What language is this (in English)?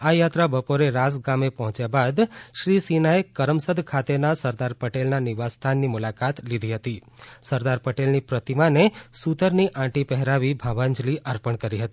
Gujarati